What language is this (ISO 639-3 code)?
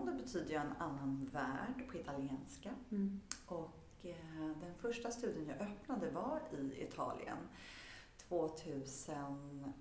swe